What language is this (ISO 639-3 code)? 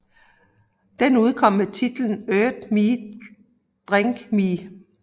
dan